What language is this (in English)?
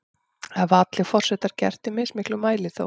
Icelandic